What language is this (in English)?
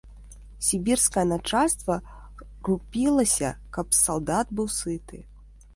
Belarusian